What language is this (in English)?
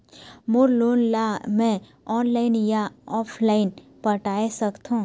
Chhattisgarhi